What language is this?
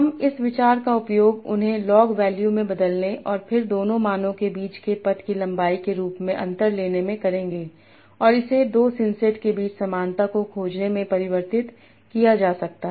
Hindi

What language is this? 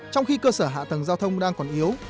Vietnamese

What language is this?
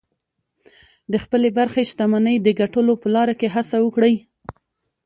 Pashto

